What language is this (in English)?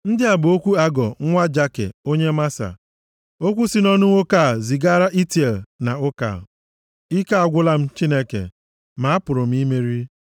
Igbo